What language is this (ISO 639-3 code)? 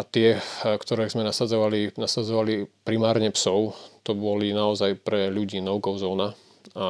slk